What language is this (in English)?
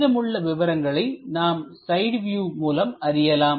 Tamil